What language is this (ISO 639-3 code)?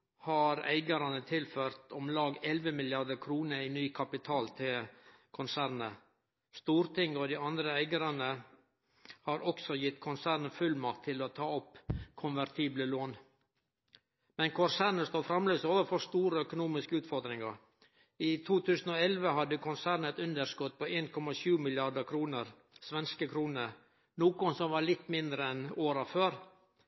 nno